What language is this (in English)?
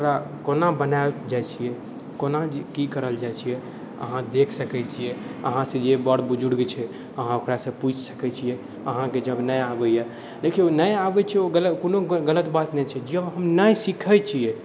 Maithili